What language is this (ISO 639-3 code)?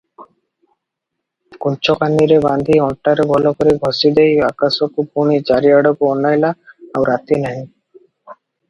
ori